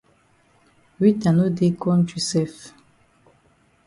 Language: Cameroon Pidgin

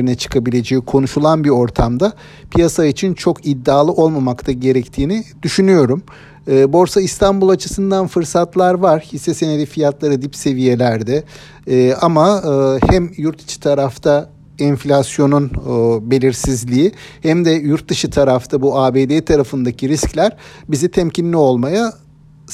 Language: Turkish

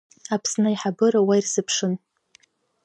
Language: Abkhazian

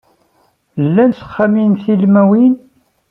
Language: Kabyle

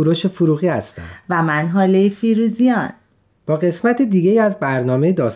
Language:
Persian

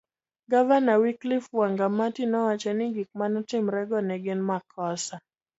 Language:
Luo (Kenya and Tanzania)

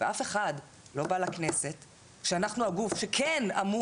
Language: Hebrew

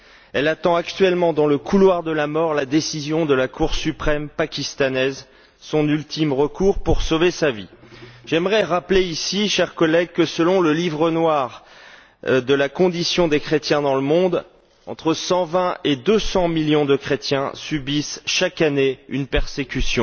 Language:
French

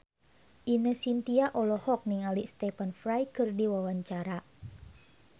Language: Sundanese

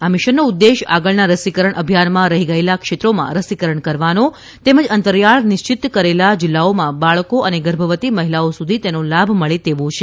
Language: Gujarati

